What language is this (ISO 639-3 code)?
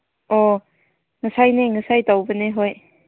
mni